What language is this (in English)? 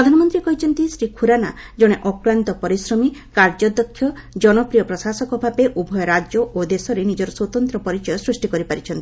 Odia